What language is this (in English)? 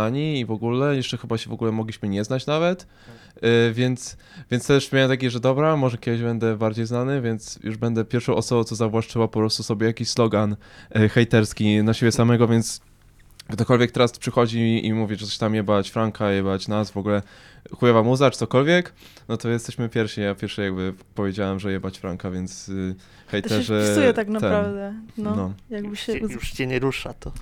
Polish